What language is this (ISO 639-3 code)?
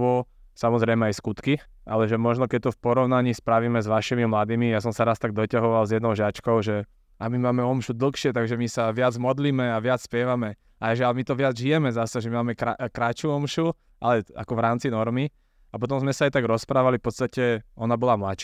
slk